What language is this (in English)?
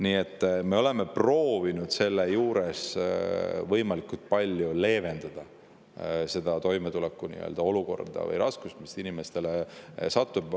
Estonian